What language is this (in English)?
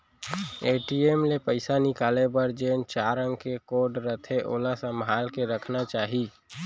Chhattisgarhi